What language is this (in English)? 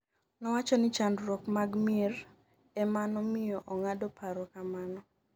Luo (Kenya and Tanzania)